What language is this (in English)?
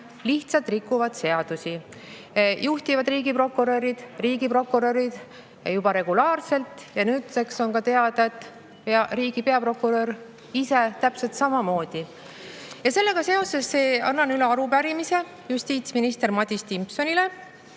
Estonian